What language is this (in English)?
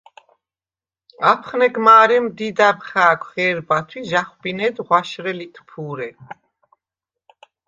Svan